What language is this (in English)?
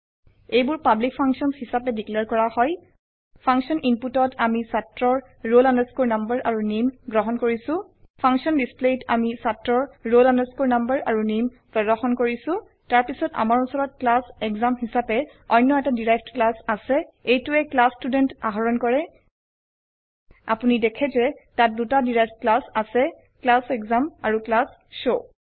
Assamese